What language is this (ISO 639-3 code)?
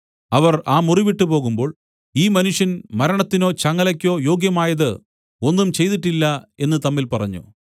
mal